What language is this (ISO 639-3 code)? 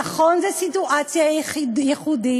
heb